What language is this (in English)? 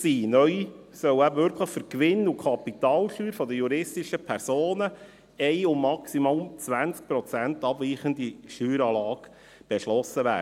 Swiss German